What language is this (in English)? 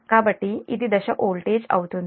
Telugu